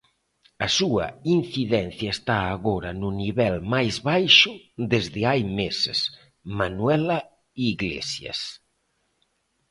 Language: Galician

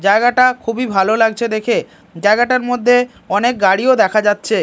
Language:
Bangla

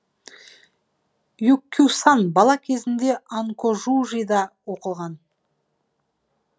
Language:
Kazakh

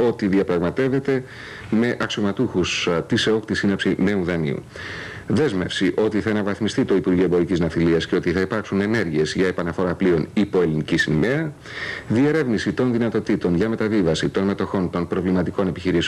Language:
Greek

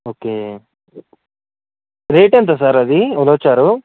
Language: Telugu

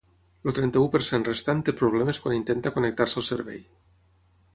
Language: Catalan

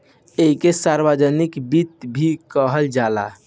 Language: Bhojpuri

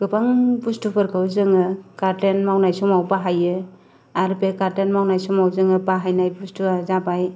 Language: Bodo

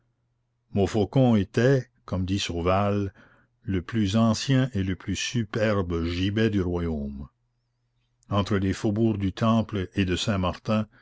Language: French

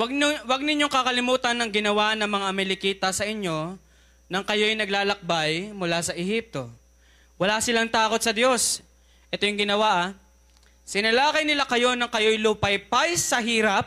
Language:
Filipino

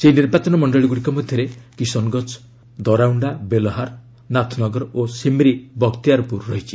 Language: Odia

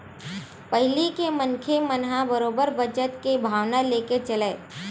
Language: Chhattisgarhi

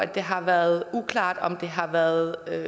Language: Danish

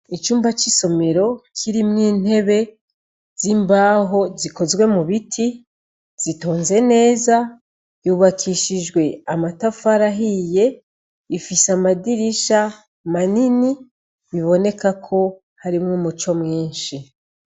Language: Rundi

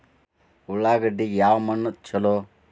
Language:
Kannada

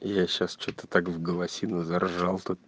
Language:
Russian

